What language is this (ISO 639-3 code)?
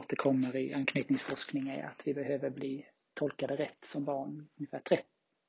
swe